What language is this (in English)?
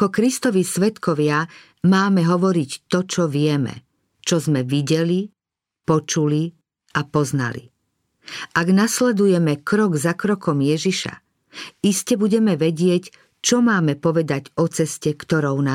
Slovak